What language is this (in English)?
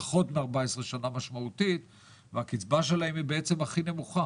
Hebrew